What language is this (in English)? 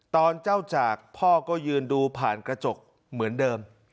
Thai